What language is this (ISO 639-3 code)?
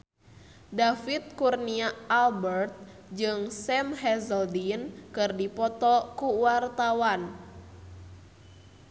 sun